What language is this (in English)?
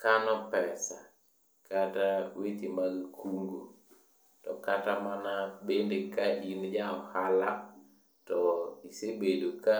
Luo (Kenya and Tanzania)